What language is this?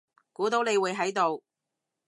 Cantonese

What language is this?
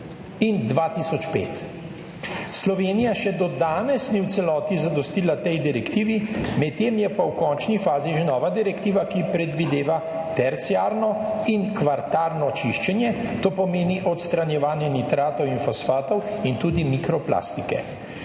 Slovenian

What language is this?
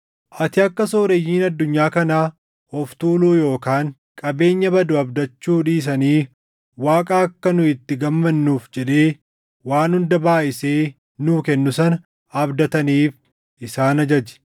Oromo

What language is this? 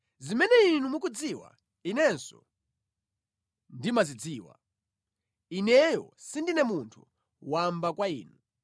Nyanja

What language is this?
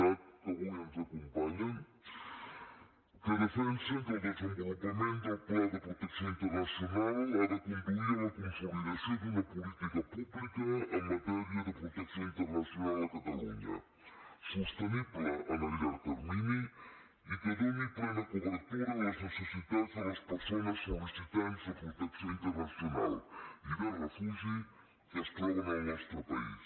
Catalan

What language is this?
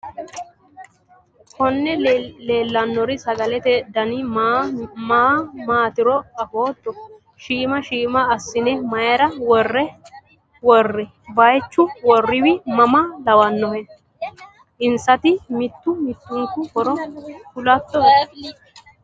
Sidamo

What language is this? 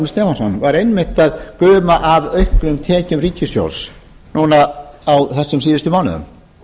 Icelandic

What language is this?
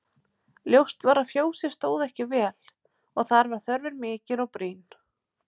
Icelandic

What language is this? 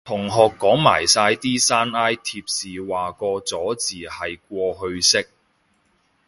Cantonese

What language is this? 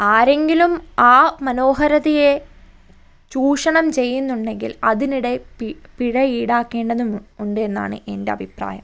Malayalam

